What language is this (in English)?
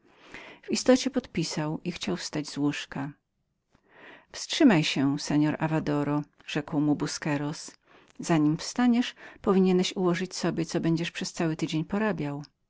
Polish